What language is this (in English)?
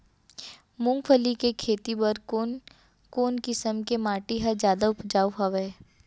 Chhattisgarhi